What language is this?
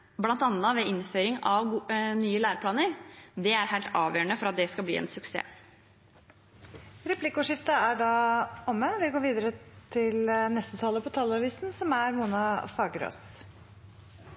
Norwegian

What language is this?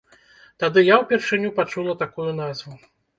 Belarusian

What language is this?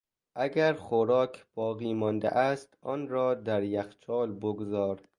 Persian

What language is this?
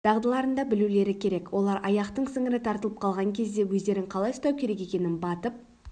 Kazakh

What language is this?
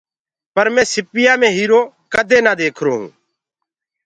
Gurgula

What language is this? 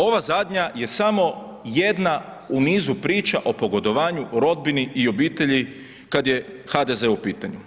Croatian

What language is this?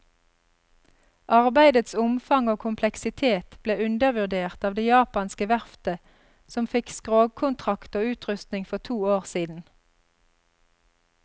Norwegian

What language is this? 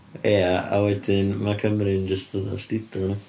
Welsh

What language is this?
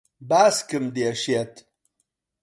Central Kurdish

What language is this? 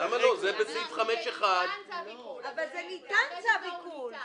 Hebrew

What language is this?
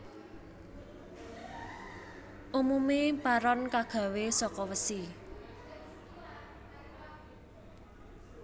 Javanese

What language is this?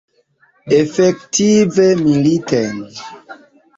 Esperanto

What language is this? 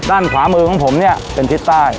Thai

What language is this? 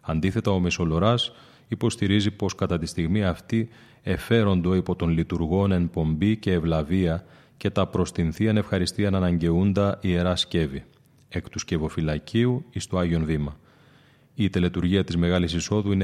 Greek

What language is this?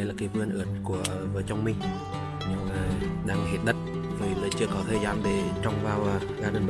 Vietnamese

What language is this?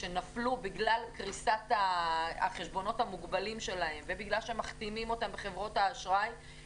Hebrew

